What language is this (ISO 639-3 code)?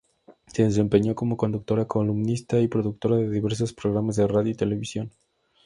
spa